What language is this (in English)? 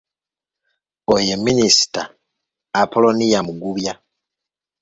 Ganda